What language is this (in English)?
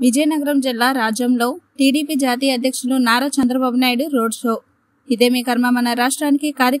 Arabic